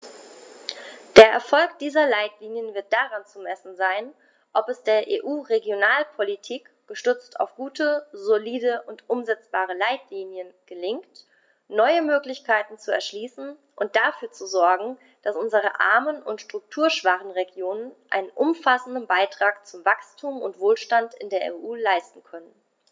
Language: German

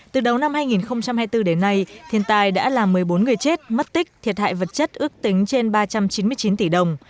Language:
Vietnamese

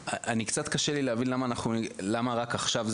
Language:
Hebrew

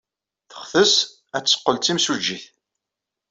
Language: Kabyle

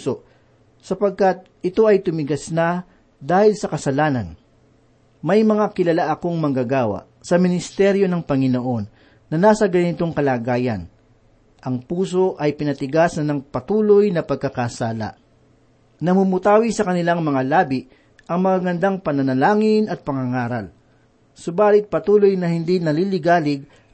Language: Filipino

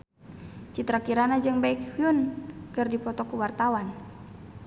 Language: Sundanese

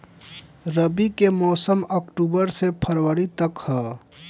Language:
Bhojpuri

